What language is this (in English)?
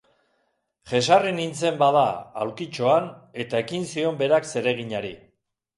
Basque